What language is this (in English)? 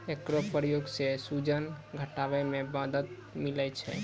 Maithili